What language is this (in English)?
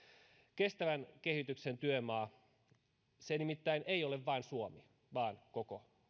Finnish